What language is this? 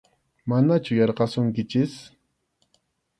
Arequipa-La Unión Quechua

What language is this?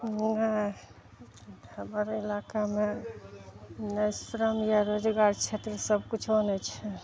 Maithili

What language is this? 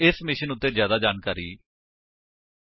Punjabi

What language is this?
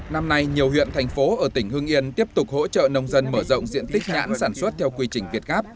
Vietnamese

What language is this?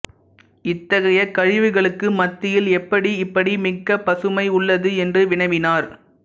Tamil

